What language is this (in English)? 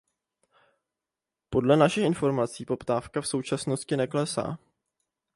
Czech